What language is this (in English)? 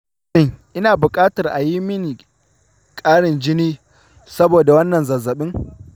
Hausa